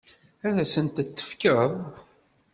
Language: Kabyle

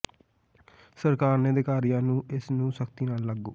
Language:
Punjabi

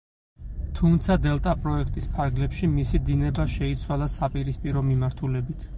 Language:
Georgian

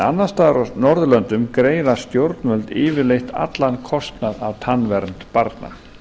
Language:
Icelandic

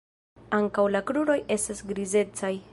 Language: Esperanto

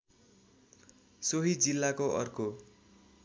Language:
Nepali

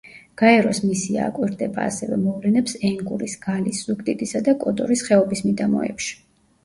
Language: Georgian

